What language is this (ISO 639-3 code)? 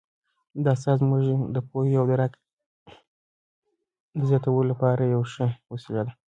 pus